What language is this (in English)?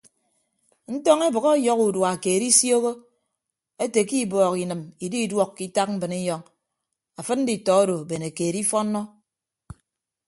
Ibibio